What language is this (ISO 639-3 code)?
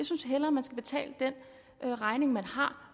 dan